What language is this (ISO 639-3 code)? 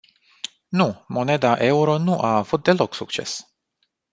ron